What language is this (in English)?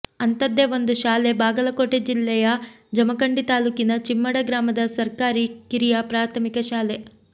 Kannada